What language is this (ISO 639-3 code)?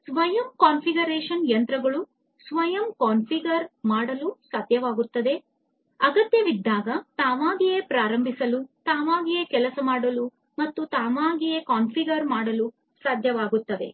kan